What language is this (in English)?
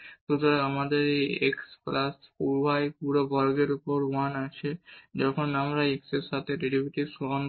Bangla